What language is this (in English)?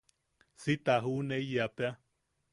Yaqui